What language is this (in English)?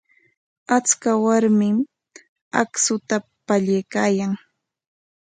Corongo Ancash Quechua